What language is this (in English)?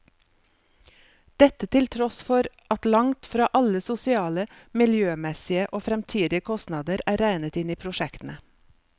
Norwegian